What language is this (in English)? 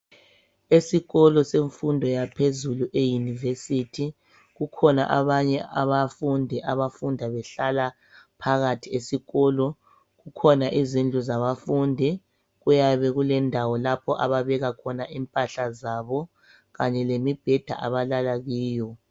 North Ndebele